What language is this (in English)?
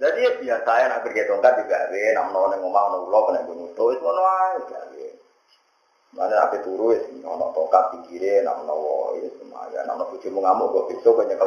Indonesian